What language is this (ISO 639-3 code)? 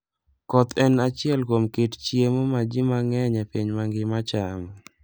luo